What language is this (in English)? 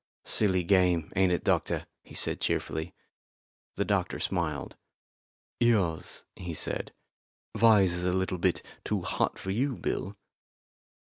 English